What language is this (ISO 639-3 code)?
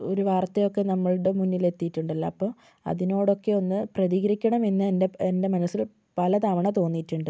mal